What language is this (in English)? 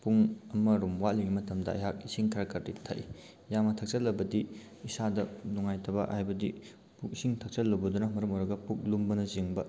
Manipuri